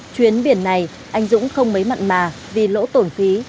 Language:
Vietnamese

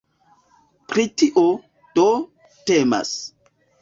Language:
Esperanto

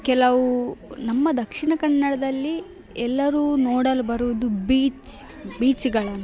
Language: Kannada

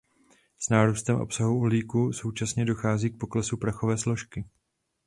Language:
Czech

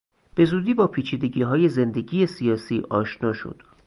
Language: Persian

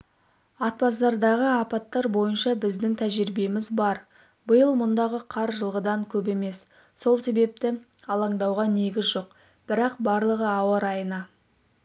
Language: Kazakh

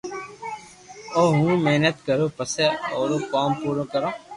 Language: Loarki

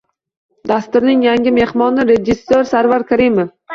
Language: Uzbek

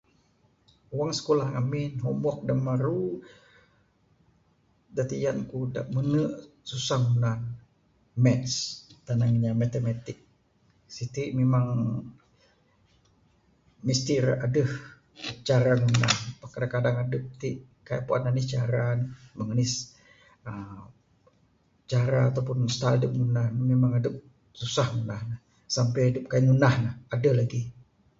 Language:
Bukar-Sadung Bidayuh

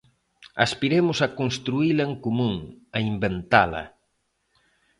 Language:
Galician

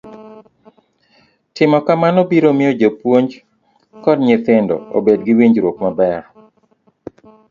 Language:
Luo (Kenya and Tanzania)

